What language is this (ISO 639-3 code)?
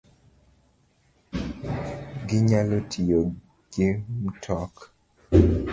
luo